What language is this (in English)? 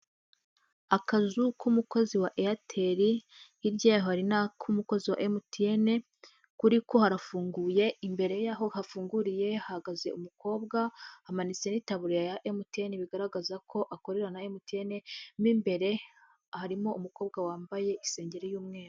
Kinyarwanda